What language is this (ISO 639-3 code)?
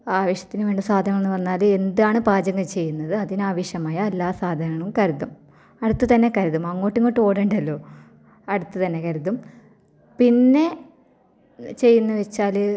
mal